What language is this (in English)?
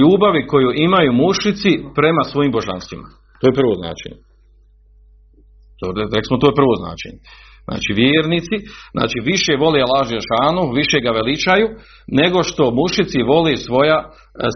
Croatian